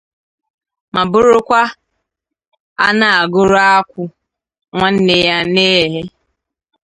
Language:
Igbo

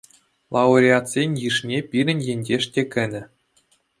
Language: Chuvash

